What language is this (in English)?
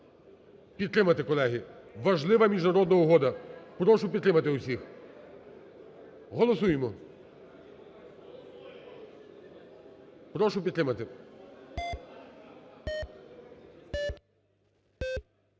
Ukrainian